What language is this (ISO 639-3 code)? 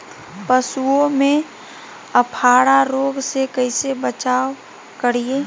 mag